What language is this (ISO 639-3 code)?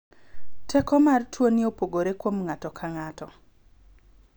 luo